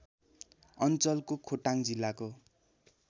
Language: Nepali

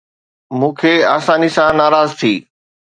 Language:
Sindhi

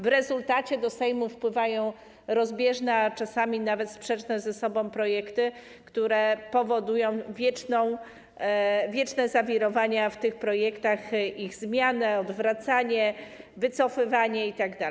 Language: Polish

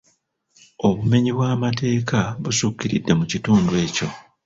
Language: Ganda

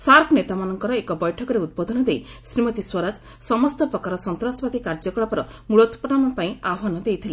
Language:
Odia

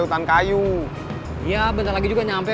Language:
Indonesian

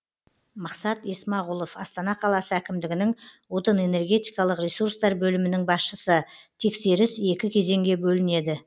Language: Kazakh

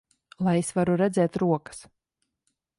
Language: Latvian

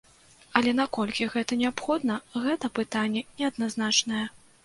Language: Belarusian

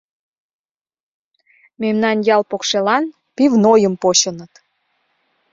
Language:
Mari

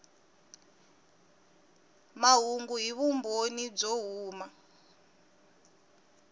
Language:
Tsonga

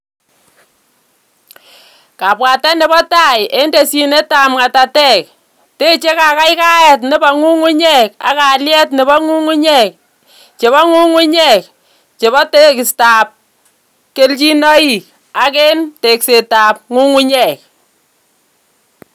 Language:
Kalenjin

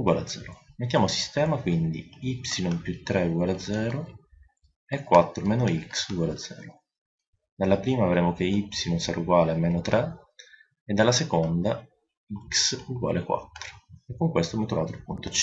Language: Italian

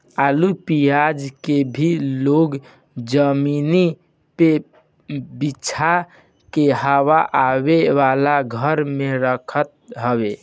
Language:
Bhojpuri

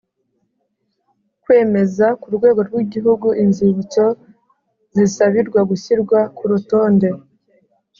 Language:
Kinyarwanda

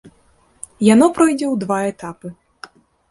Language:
Belarusian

